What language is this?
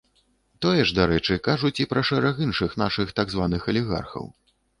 Belarusian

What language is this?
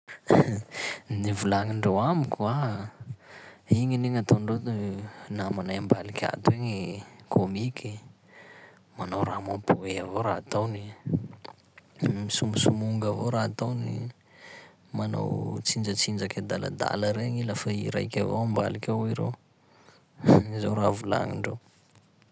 Sakalava Malagasy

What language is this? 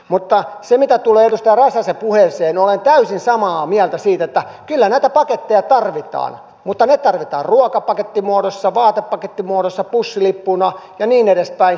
Finnish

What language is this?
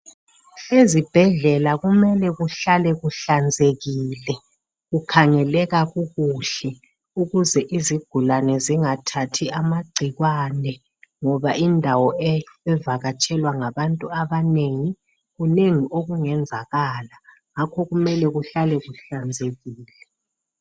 North Ndebele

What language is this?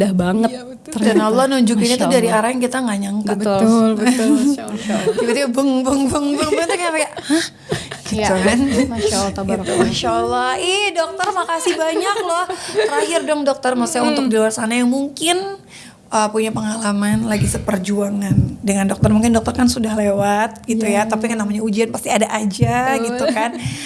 Indonesian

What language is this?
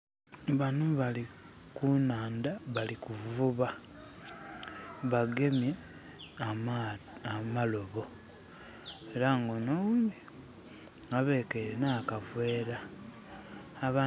Soga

